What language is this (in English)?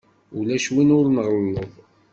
Kabyle